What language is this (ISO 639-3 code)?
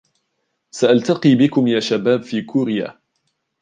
ara